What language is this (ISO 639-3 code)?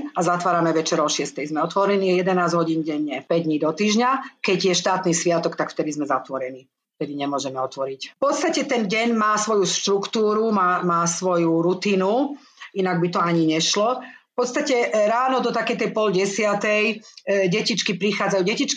slk